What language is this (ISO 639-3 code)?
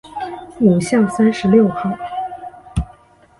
zho